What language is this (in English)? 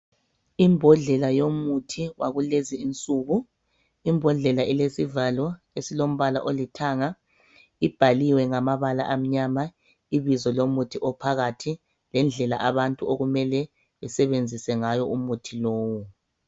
North Ndebele